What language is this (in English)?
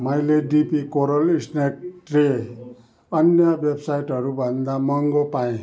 Nepali